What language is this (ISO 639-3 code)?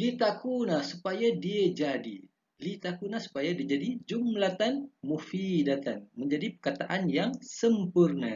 msa